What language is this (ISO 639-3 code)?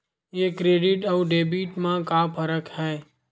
hne